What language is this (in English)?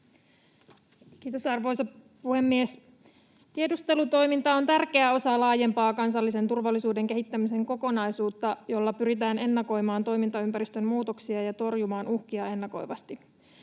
Finnish